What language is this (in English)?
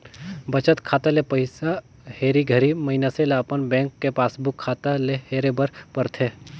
Chhattisgarhi